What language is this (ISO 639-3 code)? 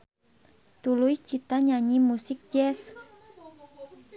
sun